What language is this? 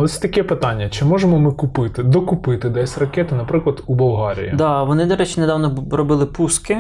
Ukrainian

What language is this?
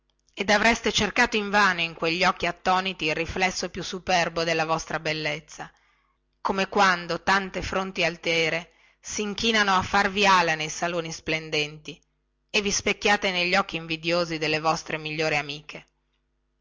Italian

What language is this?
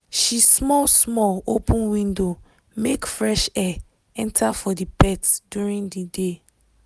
Nigerian Pidgin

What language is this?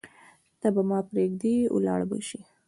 Pashto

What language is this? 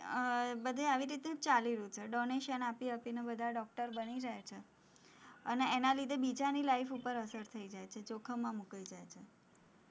Gujarati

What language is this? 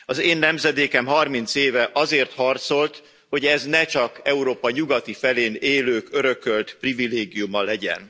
Hungarian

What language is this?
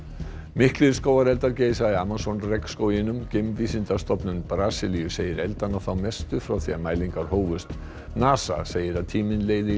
Icelandic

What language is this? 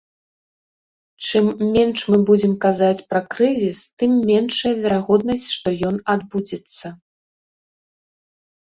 Belarusian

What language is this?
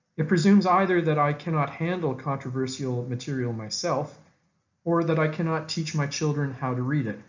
English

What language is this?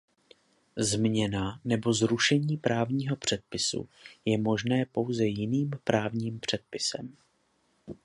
Czech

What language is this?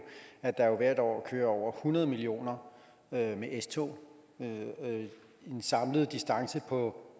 Danish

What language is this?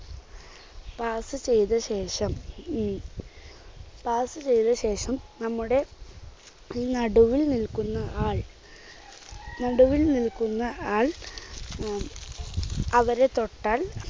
Malayalam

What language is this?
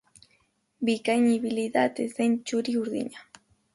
Basque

